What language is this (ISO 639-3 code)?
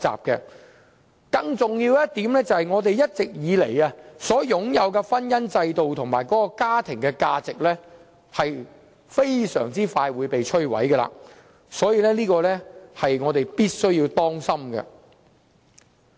yue